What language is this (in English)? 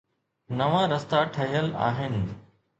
Sindhi